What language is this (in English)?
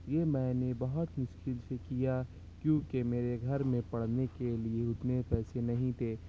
Urdu